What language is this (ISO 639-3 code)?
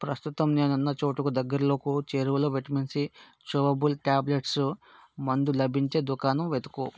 tel